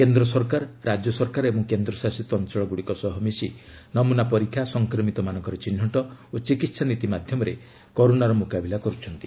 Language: Odia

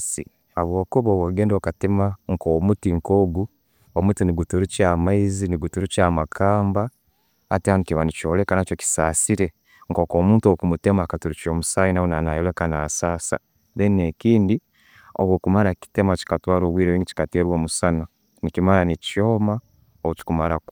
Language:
Tooro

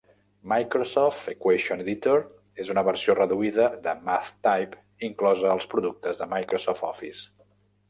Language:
Catalan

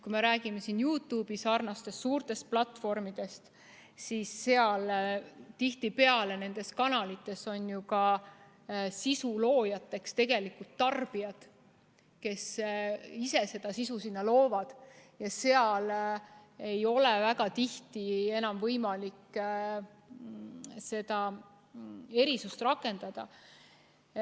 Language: Estonian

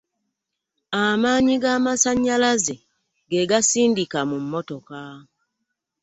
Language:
Ganda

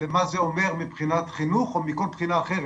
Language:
Hebrew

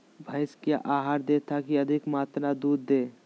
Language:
Magahi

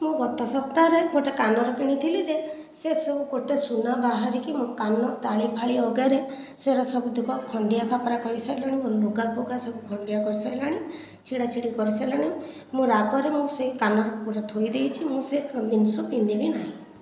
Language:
Odia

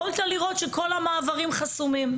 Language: Hebrew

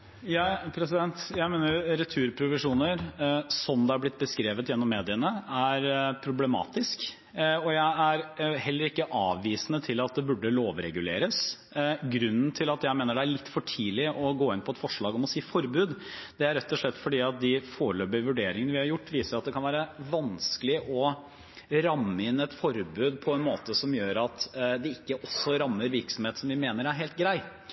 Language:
Norwegian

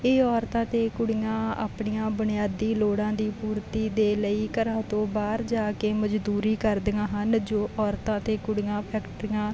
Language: Punjabi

